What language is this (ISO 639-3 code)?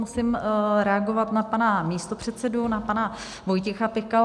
ces